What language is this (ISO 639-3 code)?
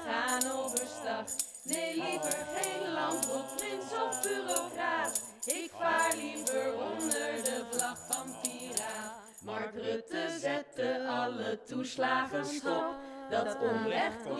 nld